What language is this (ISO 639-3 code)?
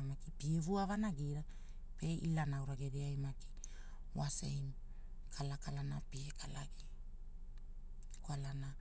hul